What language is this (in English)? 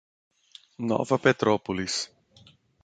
Portuguese